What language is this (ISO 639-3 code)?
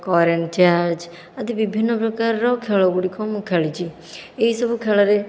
ori